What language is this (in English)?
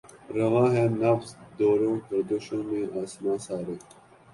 Urdu